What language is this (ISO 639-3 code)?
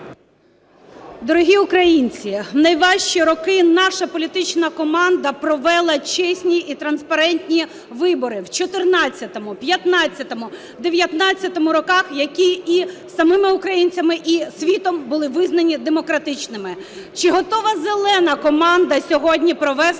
ukr